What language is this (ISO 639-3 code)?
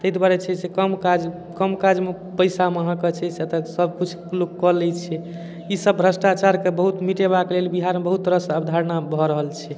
mai